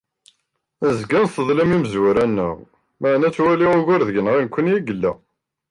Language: Kabyle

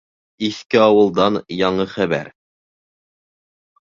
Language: Bashkir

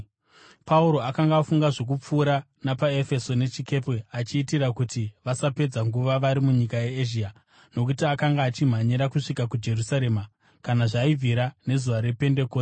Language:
Shona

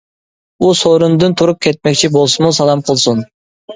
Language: Uyghur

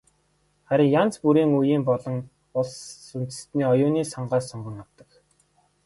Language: Mongolian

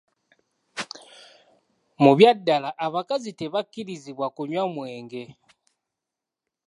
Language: Ganda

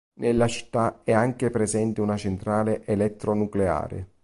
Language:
Italian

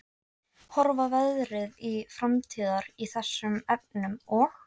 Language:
Icelandic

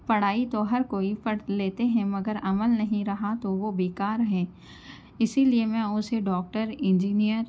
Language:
Urdu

